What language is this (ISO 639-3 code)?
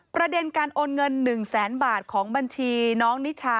tha